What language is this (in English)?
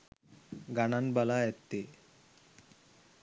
Sinhala